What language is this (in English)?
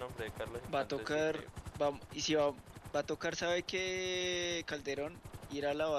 Spanish